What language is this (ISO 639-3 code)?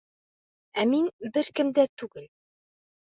bak